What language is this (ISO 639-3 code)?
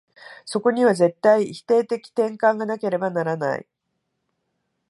jpn